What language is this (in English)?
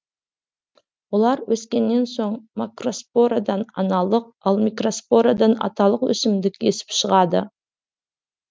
Kazakh